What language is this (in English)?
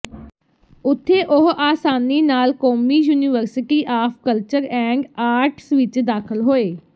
Punjabi